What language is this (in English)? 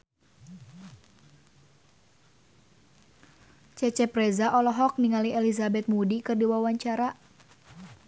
Sundanese